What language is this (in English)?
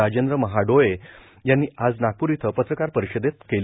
Marathi